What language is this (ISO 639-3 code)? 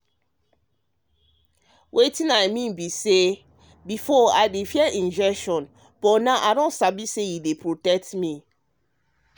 pcm